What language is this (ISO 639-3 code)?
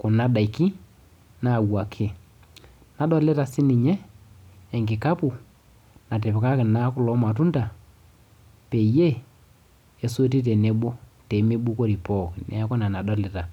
mas